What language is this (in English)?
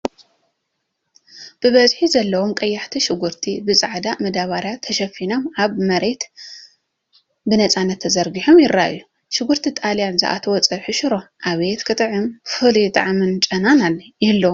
Tigrinya